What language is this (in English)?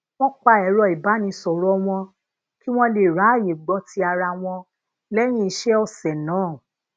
Yoruba